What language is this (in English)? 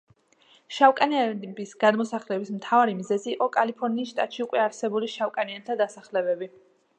Georgian